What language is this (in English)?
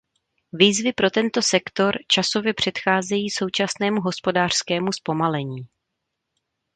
Czech